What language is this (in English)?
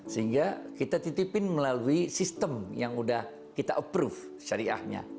Indonesian